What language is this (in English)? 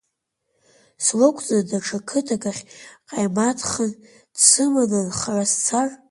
Abkhazian